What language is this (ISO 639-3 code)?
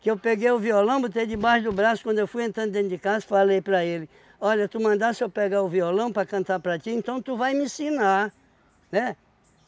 por